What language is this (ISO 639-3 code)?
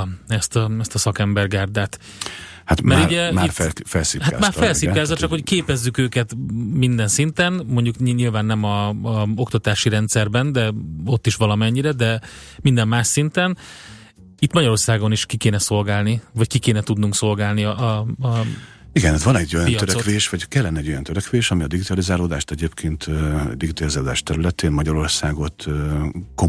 hun